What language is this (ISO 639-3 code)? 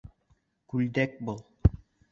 bak